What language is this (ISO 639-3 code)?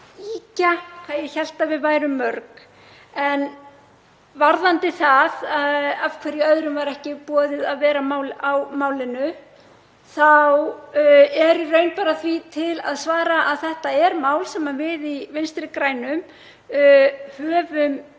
isl